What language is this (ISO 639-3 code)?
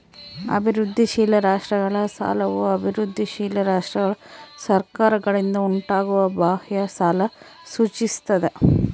kan